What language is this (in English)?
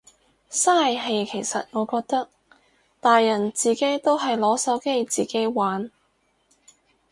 Cantonese